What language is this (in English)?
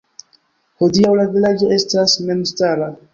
Esperanto